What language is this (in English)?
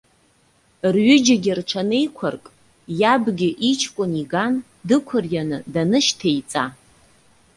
Abkhazian